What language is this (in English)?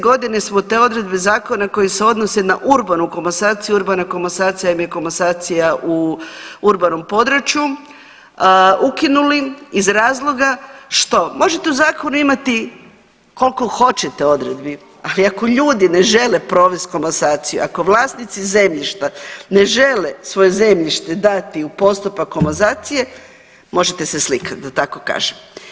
Croatian